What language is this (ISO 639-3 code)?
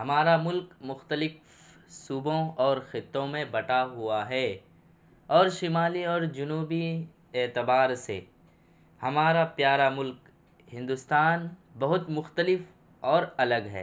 urd